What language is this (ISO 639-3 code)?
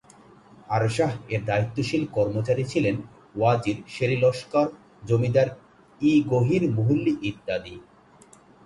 ben